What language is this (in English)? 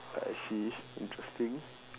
English